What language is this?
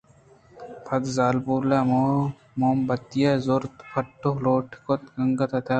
Eastern Balochi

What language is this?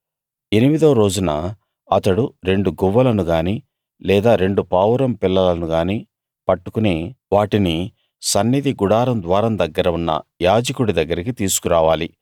Telugu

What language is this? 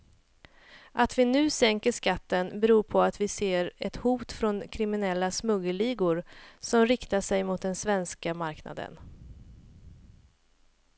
Swedish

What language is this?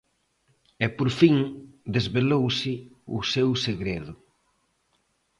Galician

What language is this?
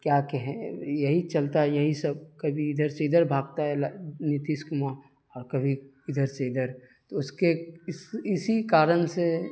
Urdu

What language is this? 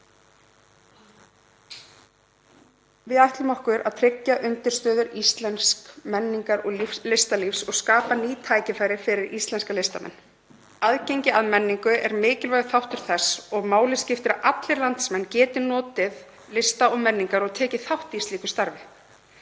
Icelandic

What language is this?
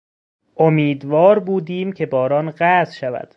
Persian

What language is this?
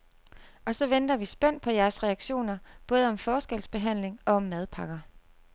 Danish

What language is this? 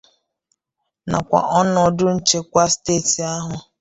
Igbo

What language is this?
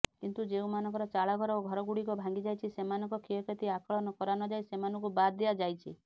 Odia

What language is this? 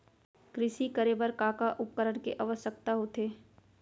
Chhattisgarhi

